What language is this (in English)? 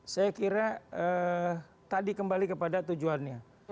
Indonesian